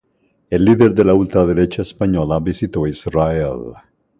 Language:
Spanish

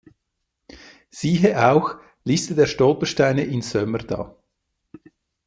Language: German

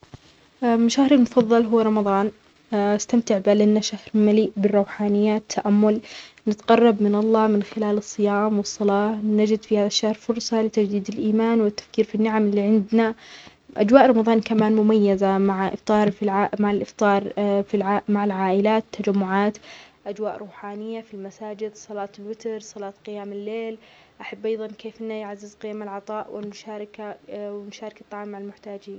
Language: Omani Arabic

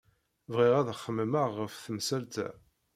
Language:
Kabyle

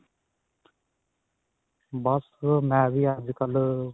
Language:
Punjabi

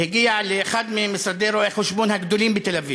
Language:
Hebrew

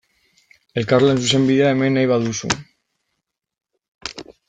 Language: Basque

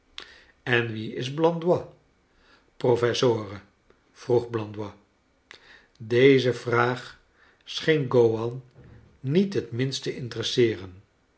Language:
Dutch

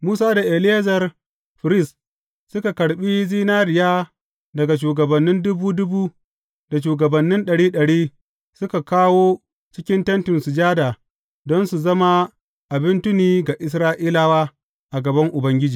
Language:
Hausa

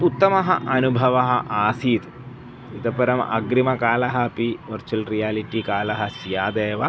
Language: Sanskrit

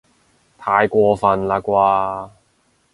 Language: Cantonese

